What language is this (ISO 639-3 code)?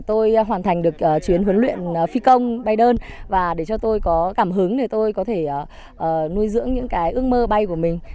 vie